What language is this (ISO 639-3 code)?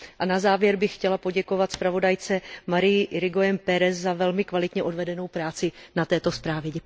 ces